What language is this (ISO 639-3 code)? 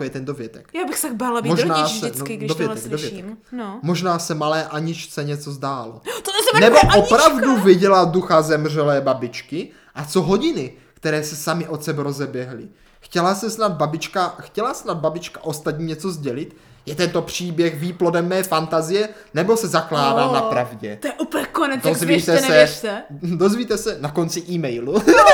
ces